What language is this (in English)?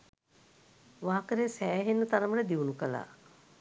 Sinhala